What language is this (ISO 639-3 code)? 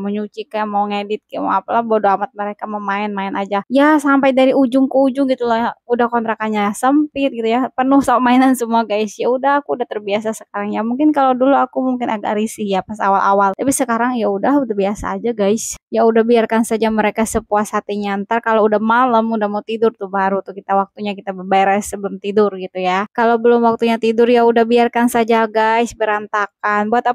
ind